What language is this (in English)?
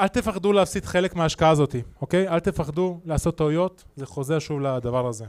Hebrew